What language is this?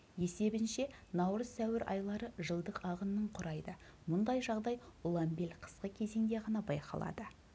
Kazakh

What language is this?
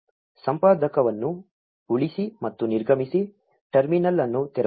Kannada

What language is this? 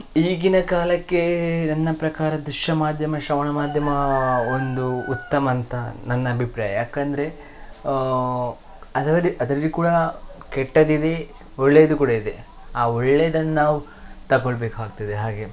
Kannada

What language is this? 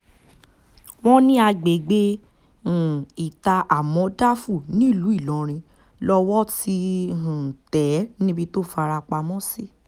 Yoruba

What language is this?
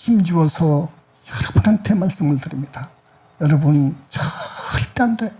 Korean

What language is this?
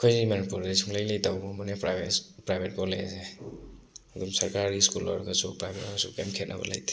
Manipuri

